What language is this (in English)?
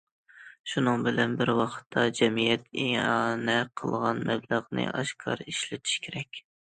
Uyghur